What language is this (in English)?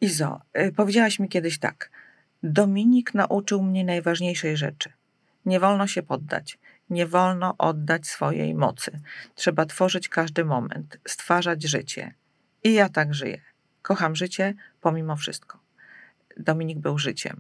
Polish